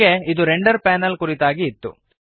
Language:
Kannada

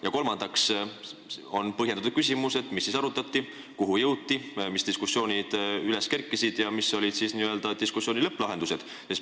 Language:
Estonian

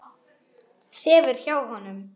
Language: Icelandic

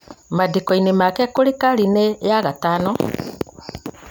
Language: Kikuyu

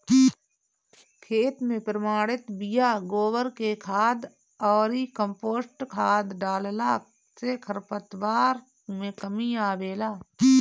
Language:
Bhojpuri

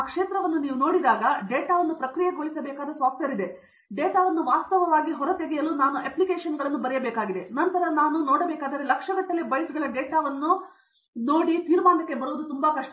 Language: Kannada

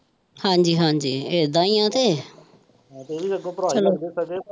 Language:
Punjabi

